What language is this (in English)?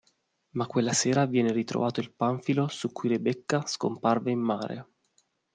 Italian